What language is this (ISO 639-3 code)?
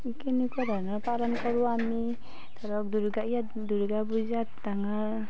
asm